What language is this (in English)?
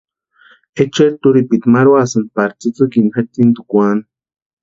Western Highland Purepecha